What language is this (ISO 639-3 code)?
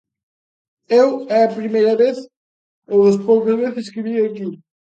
glg